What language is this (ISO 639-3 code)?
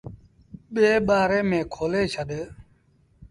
sbn